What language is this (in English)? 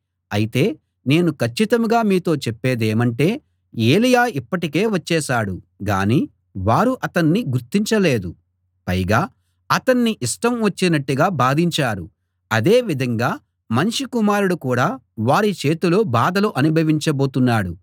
Telugu